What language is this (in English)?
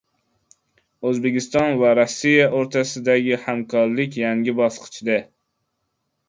Uzbek